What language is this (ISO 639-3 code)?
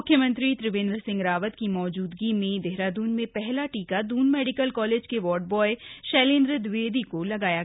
hin